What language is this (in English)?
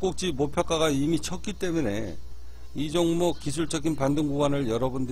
Korean